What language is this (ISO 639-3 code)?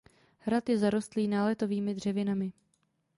ces